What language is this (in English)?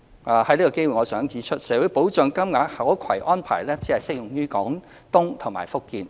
Cantonese